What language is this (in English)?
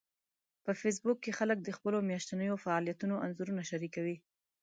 Pashto